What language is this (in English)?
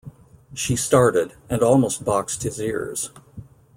English